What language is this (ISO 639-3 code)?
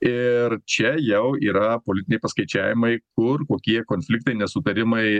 lit